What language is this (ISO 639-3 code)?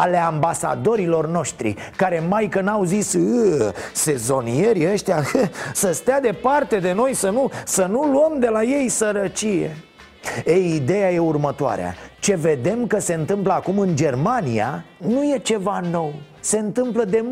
ron